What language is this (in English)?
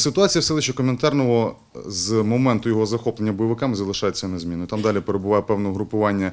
Ukrainian